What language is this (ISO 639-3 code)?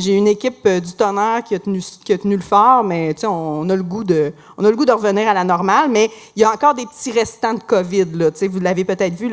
fra